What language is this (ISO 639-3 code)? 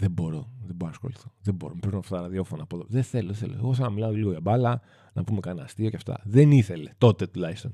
ell